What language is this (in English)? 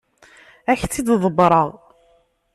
Kabyle